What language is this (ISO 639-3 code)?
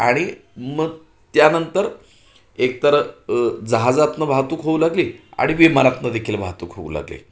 mar